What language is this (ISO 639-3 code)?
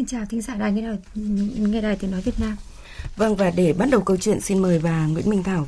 vie